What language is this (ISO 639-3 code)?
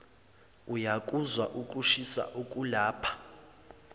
zul